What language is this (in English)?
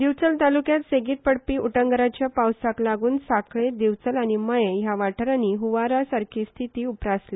Konkani